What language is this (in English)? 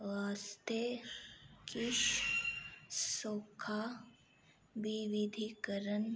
Dogri